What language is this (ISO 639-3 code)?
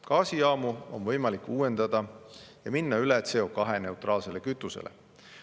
est